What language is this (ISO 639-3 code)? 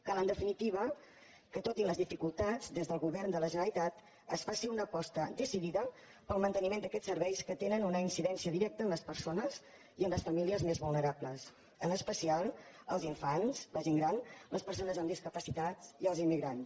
cat